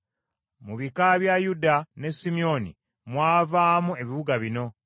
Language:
Ganda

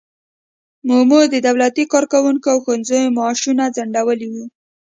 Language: Pashto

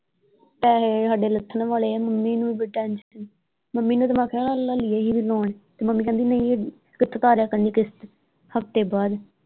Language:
Punjabi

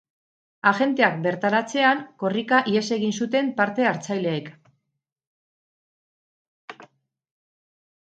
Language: Basque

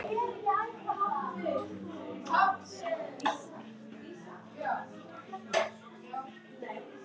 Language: Icelandic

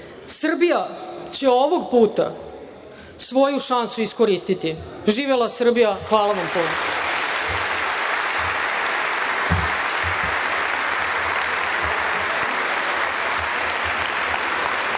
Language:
Serbian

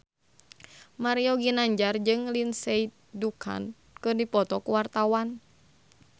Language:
Sundanese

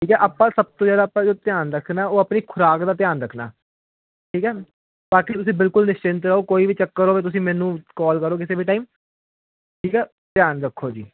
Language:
Punjabi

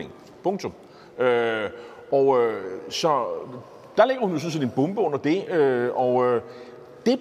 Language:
Danish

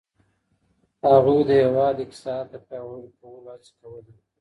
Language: Pashto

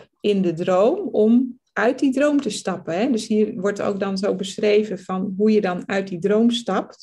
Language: Dutch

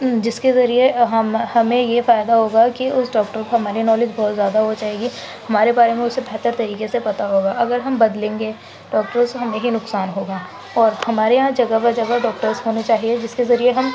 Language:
Urdu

